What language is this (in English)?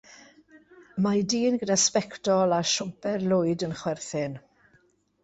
Welsh